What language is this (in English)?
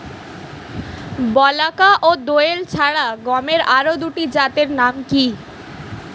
Bangla